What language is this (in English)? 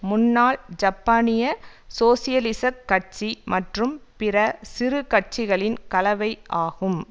Tamil